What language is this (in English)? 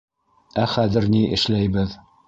Bashkir